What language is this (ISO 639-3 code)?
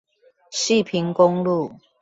zho